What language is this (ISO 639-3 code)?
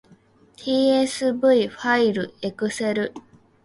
jpn